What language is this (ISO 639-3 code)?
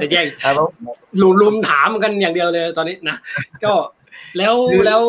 tha